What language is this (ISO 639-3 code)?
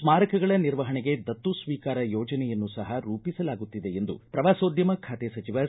kan